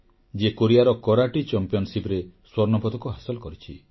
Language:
Odia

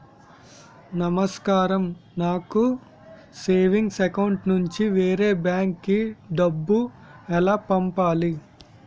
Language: Telugu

